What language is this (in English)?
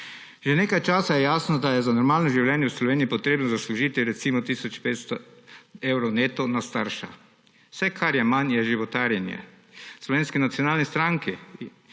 Slovenian